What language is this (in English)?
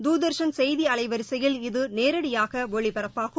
Tamil